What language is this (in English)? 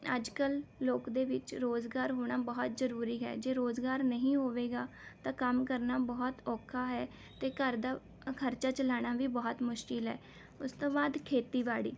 Punjabi